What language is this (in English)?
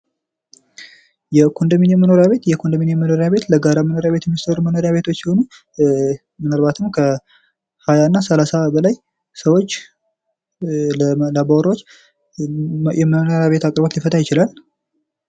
Amharic